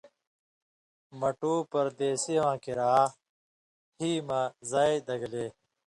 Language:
Indus Kohistani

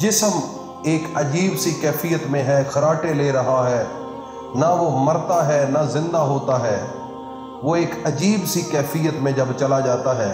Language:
Hindi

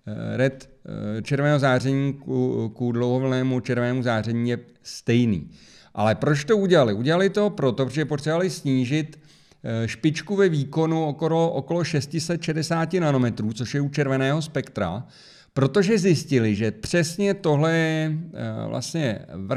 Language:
Czech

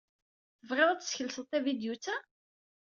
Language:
Kabyle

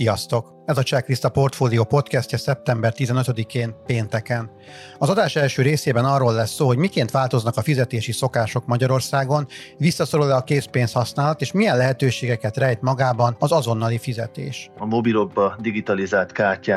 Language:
Hungarian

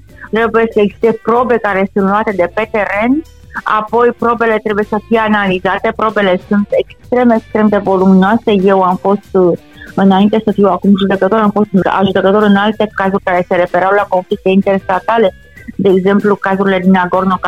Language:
Romanian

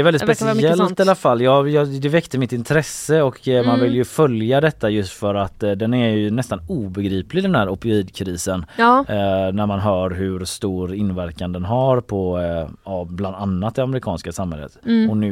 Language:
Swedish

